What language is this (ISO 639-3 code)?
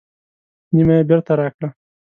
pus